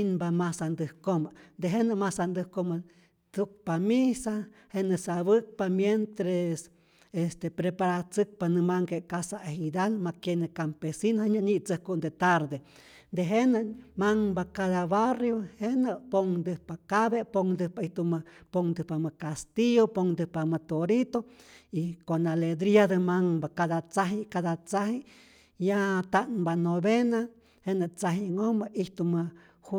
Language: Rayón Zoque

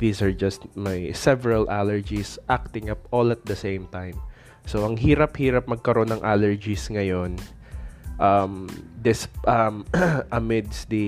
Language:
Filipino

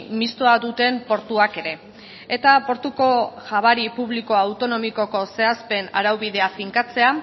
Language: Basque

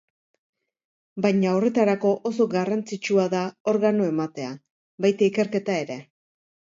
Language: Basque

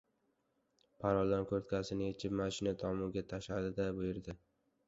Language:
Uzbek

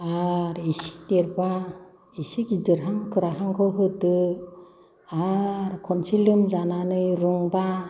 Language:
Bodo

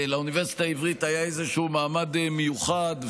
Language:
Hebrew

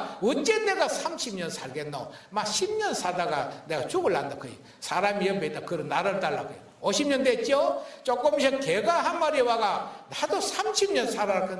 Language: Korean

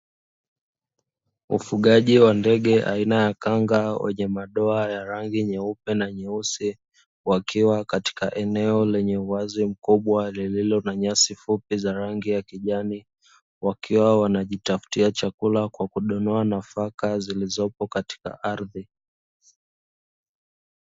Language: Swahili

